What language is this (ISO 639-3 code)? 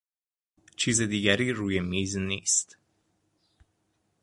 fas